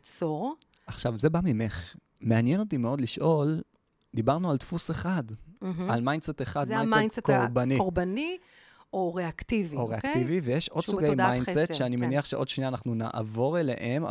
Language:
Hebrew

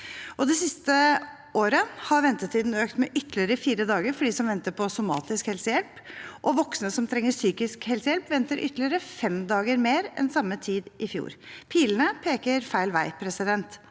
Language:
Norwegian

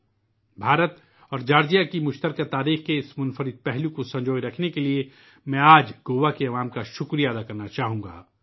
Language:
Urdu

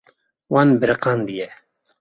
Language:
Kurdish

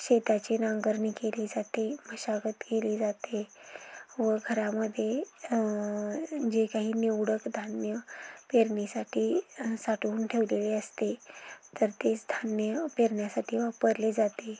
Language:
Marathi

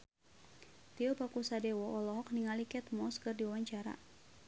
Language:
Sundanese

